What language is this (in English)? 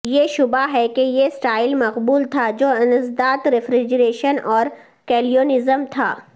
Urdu